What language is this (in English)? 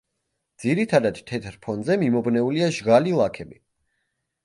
Georgian